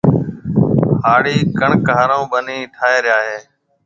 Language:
Marwari (Pakistan)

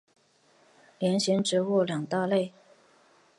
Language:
Chinese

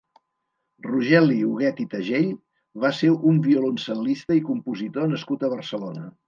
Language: Catalan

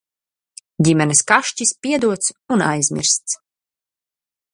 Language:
Latvian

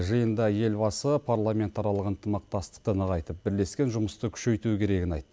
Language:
Kazakh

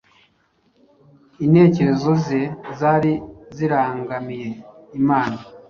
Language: Kinyarwanda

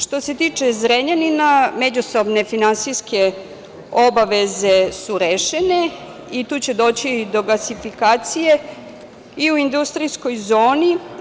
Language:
Serbian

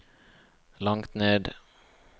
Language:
Norwegian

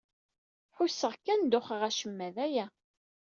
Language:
Kabyle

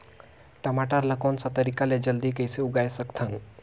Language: Chhattisgarhi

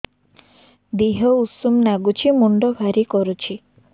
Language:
Odia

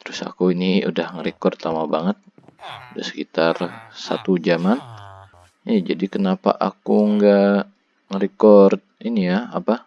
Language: Indonesian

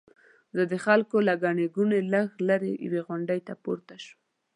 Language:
Pashto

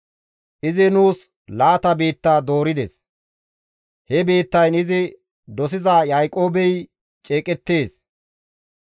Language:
Gamo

